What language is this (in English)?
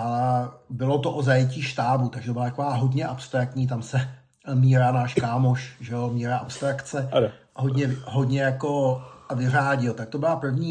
Czech